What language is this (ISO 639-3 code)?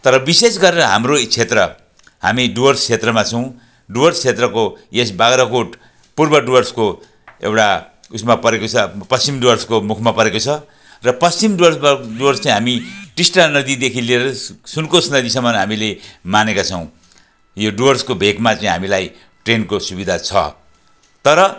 nep